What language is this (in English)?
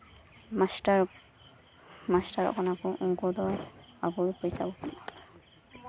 Santali